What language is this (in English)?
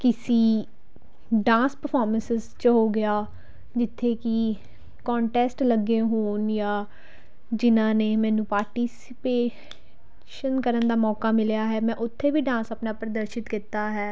Punjabi